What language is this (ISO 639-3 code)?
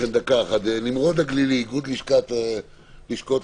heb